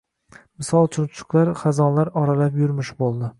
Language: Uzbek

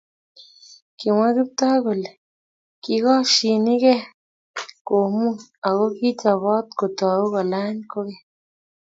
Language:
Kalenjin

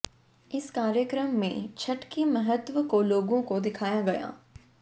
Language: Hindi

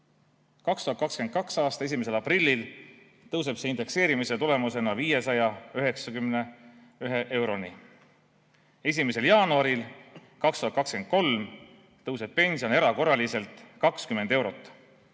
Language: Estonian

